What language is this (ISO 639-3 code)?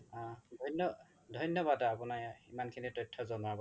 asm